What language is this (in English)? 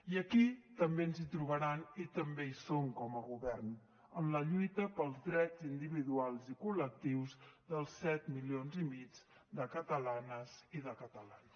Catalan